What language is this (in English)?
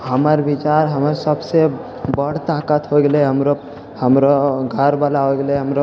Maithili